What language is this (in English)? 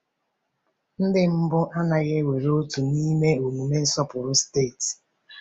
Igbo